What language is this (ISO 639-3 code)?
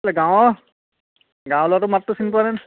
asm